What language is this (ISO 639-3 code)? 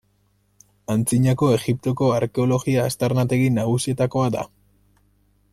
eus